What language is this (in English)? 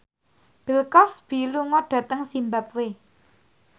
Javanese